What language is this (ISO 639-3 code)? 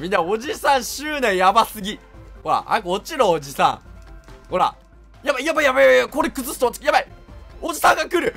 jpn